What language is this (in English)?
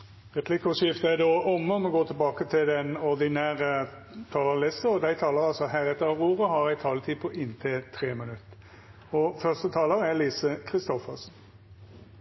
Norwegian Nynorsk